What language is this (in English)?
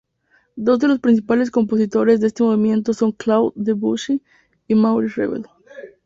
Spanish